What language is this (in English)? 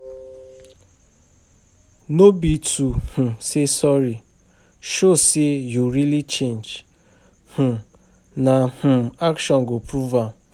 Nigerian Pidgin